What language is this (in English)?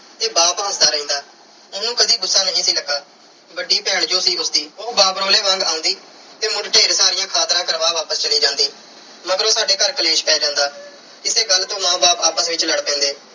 Punjabi